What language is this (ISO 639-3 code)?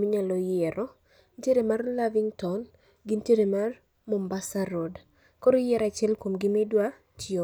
luo